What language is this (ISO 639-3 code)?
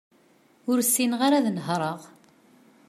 kab